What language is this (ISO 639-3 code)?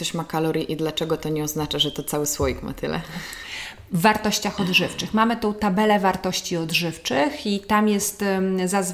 pol